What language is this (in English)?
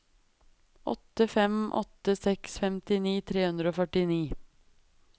Norwegian